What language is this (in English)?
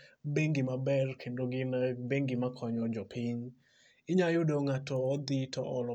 Luo (Kenya and Tanzania)